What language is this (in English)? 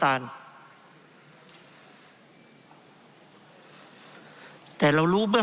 Thai